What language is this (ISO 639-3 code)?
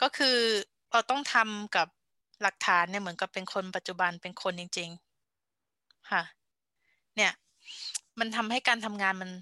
tha